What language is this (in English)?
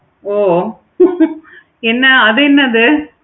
Tamil